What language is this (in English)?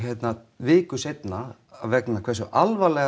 Icelandic